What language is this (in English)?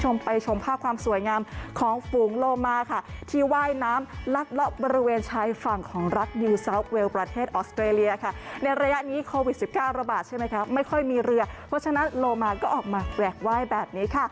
Thai